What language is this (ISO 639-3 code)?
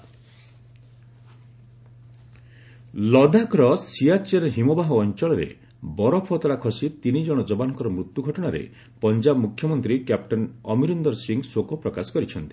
ori